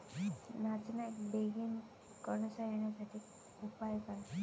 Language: Marathi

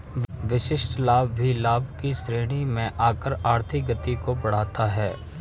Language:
Hindi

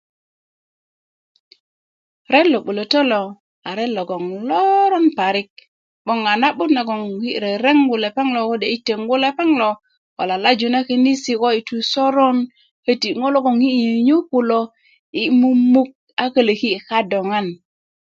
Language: Kuku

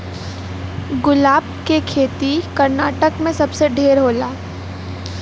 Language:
Bhojpuri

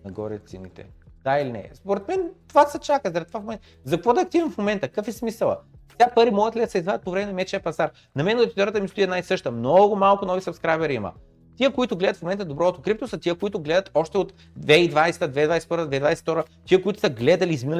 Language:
Bulgarian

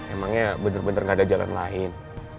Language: Indonesian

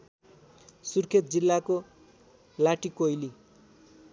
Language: Nepali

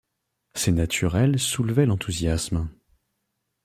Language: French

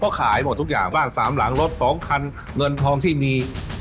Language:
Thai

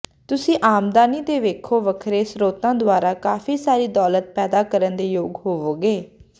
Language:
Punjabi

